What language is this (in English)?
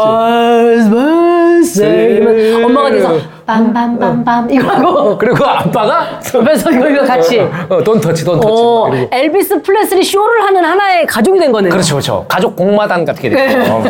Korean